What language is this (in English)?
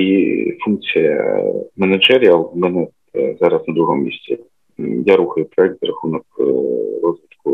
Ukrainian